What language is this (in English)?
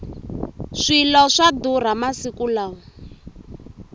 Tsonga